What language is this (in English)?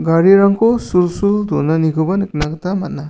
Garo